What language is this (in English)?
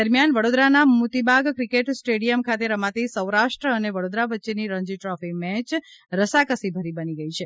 Gujarati